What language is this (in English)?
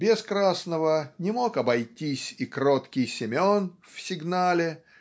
Russian